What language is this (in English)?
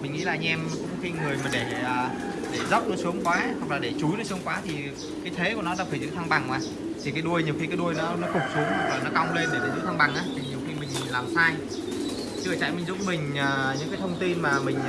Vietnamese